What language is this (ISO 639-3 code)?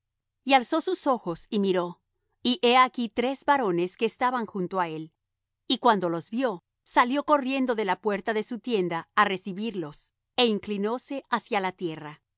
spa